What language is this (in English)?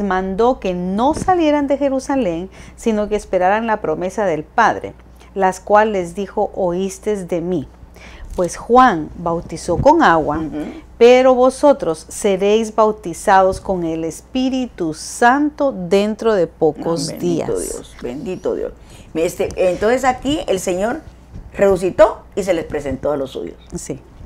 Spanish